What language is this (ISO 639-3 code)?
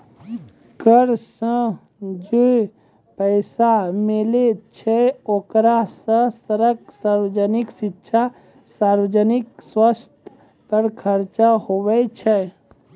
mai